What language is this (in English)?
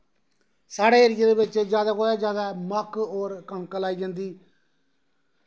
Dogri